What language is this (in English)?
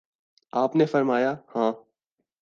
Urdu